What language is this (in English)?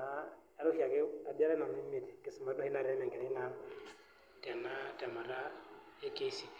Masai